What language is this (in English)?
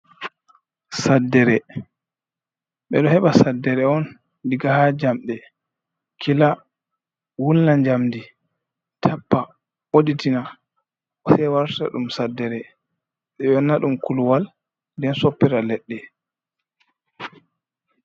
Fula